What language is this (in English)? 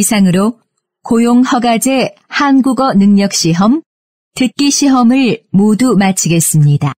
Korean